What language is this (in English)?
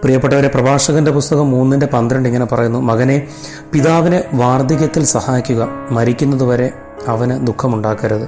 Malayalam